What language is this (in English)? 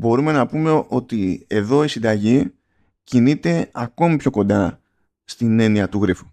Greek